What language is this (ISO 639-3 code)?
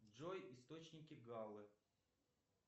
rus